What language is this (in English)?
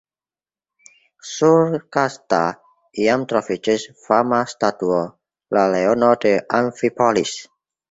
Esperanto